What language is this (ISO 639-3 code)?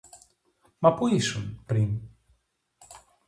ell